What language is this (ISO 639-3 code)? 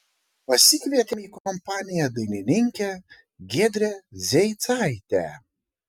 lit